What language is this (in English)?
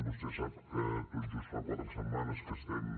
Catalan